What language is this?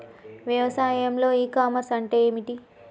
Telugu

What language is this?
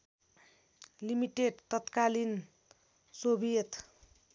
Nepali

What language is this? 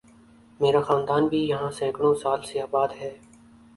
Urdu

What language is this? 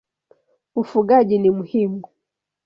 Swahili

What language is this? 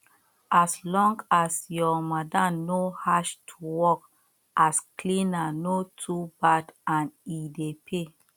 Nigerian Pidgin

